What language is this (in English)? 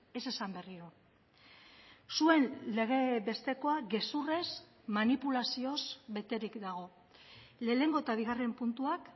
Basque